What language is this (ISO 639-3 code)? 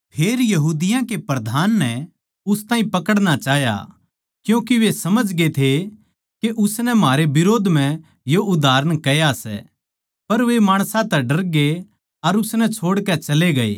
bgc